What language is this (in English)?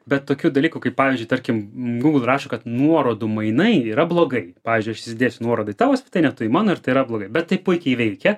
Lithuanian